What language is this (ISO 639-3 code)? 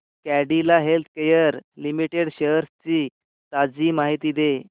mar